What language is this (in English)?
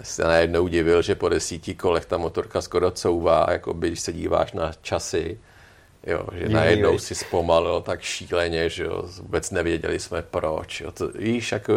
Czech